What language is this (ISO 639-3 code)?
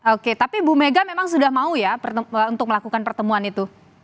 ind